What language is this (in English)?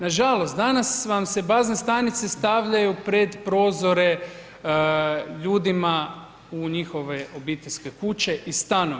Croatian